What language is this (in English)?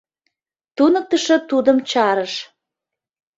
Mari